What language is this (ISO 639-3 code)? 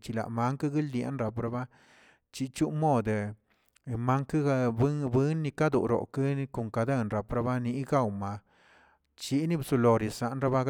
zts